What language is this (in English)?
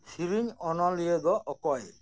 Santali